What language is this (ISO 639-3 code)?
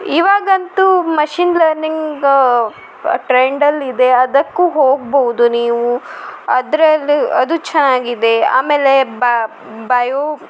kan